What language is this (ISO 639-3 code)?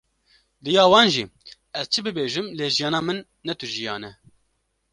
kur